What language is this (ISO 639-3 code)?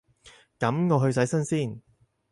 yue